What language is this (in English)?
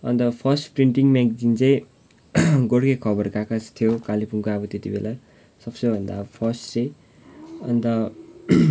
Nepali